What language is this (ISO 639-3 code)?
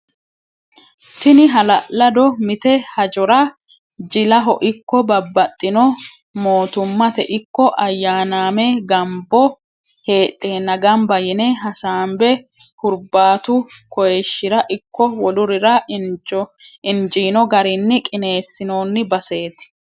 sid